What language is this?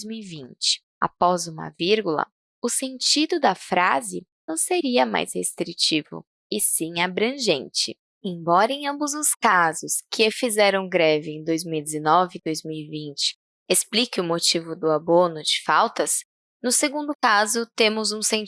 Portuguese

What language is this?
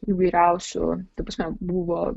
Lithuanian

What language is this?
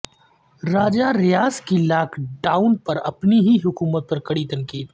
Urdu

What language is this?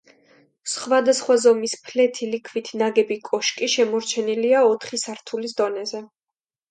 Georgian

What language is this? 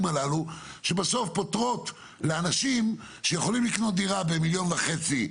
Hebrew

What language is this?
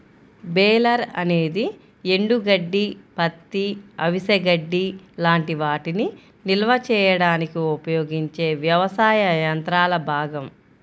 Telugu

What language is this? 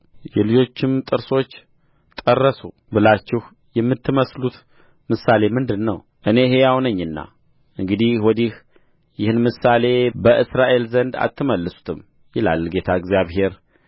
Amharic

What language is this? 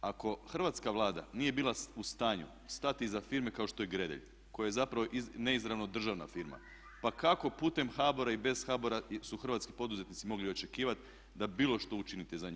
Croatian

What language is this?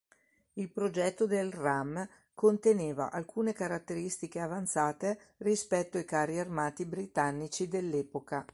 Italian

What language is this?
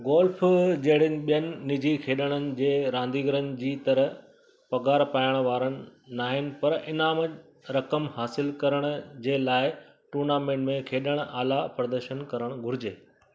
Sindhi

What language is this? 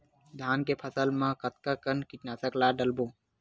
Chhattisgarhi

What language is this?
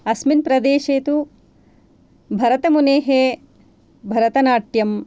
Sanskrit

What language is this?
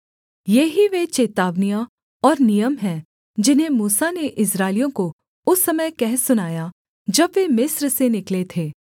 Hindi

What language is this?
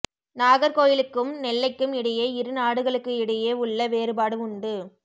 Tamil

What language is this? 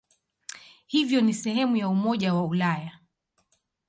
Swahili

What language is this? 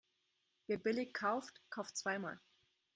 German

